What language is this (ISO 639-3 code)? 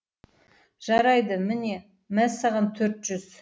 kaz